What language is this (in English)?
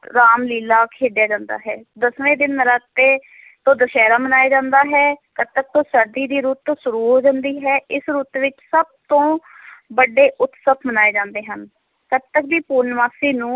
Punjabi